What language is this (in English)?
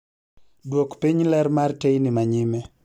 Luo (Kenya and Tanzania)